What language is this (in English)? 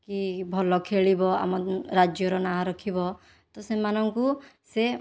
Odia